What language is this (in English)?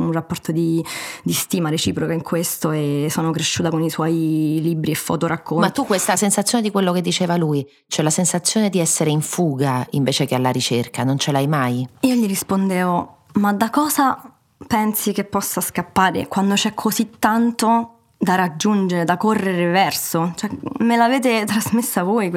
Italian